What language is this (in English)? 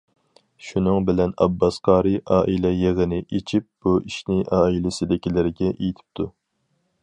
Uyghur